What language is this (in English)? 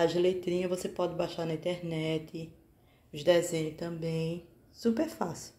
Portuguese